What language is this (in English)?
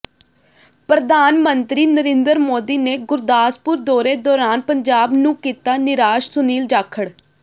Punjabi